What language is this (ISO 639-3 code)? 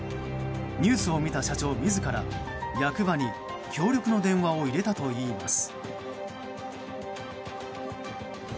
jpn